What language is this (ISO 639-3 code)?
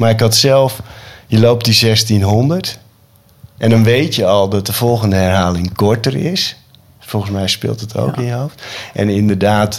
nld